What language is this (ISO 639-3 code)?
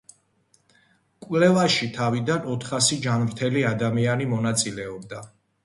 kat